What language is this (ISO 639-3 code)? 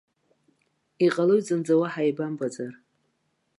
abk